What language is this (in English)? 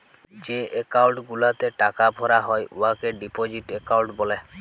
Bangla